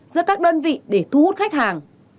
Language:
Vietnamese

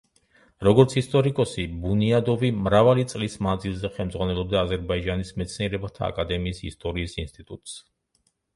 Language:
Georgian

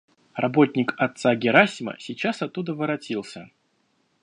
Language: Russian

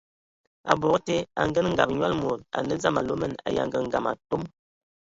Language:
Ewondo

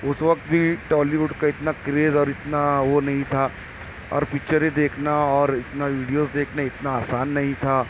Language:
Urdu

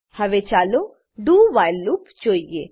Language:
Gujarati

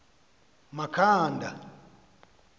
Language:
Xhosa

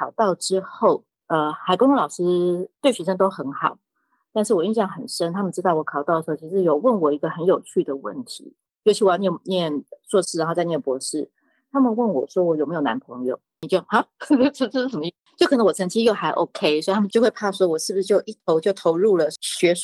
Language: Chinese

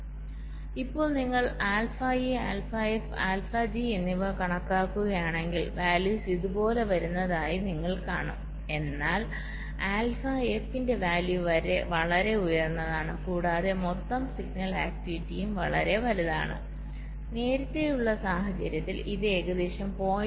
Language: Malayalam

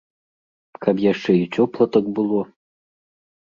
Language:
Belarusian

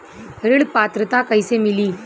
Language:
Bhojpuri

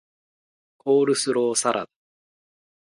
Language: Japanese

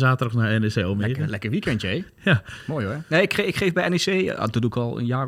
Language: Dutch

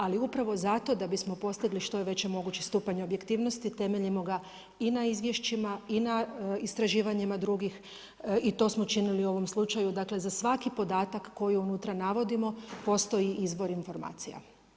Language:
Croatian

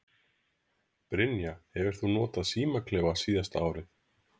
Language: Icelandic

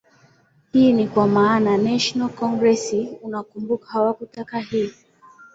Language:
Swahili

